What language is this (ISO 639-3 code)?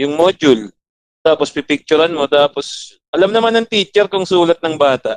fil